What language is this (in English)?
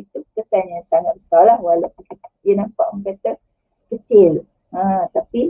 Malay